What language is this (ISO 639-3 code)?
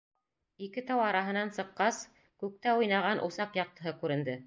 bak